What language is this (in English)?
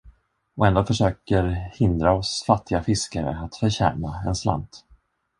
Swedish